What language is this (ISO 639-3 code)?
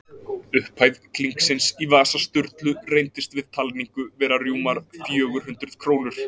isl